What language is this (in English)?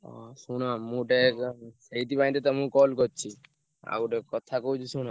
Odia